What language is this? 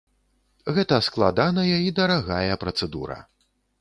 Belarusian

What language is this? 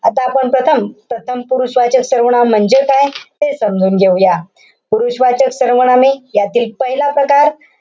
Marathi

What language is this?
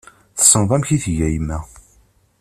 Kabyle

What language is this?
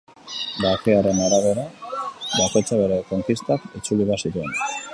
Basque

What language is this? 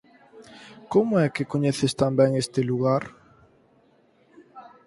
Galician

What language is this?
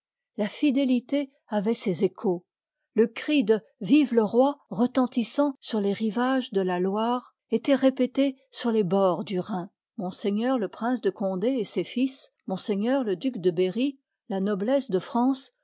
French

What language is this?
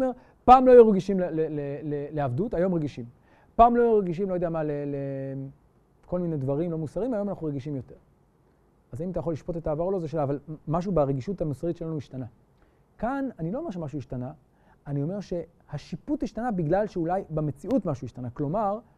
Hebrew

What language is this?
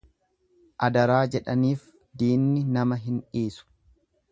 Oromo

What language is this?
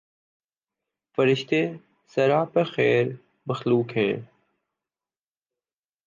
Urdu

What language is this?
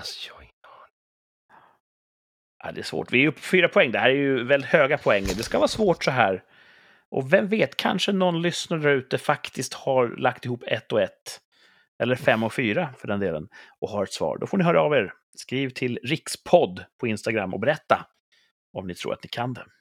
Swedish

